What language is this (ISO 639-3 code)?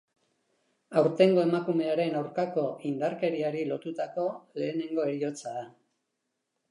eus